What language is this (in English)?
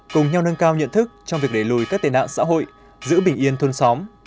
Vietnamese